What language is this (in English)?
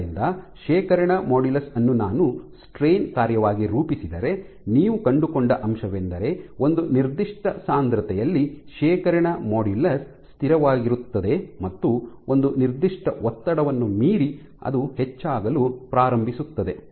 Kannada